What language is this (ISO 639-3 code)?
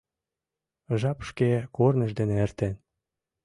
chm